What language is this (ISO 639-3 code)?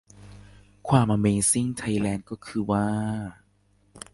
tha